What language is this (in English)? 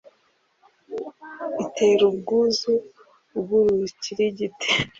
Kinyarwanda